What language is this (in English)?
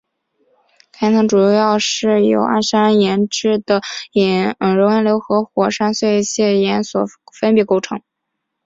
Chinese